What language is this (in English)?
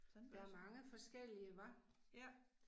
Danish